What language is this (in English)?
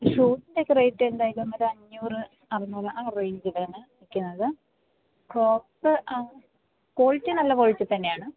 Malayalam